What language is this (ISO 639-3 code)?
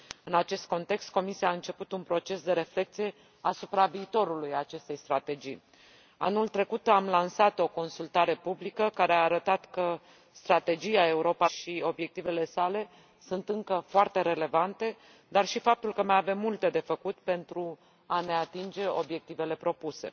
ron